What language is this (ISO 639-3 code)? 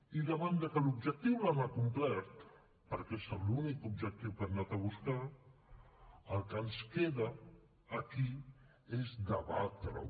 cat